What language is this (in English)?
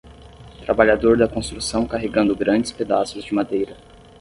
Portuguese